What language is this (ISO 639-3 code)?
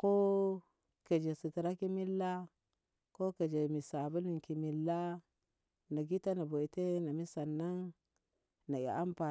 nbh